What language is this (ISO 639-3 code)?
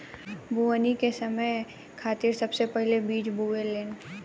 bho